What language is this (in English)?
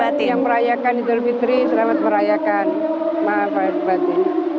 Indonesian